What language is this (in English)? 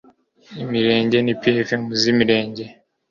Kinyarwanda